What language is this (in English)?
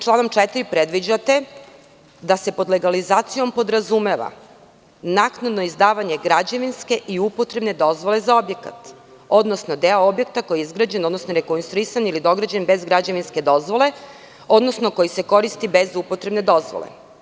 Serbian